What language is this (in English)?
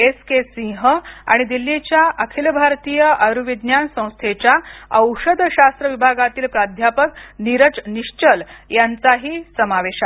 Marathi